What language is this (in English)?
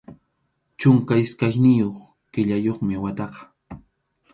Arequipa-La Unión Quechua